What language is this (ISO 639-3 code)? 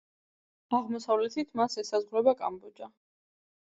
kat